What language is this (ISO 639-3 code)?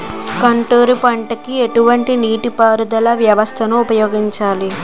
tel